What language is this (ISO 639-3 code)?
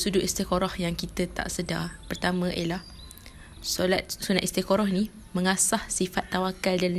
msa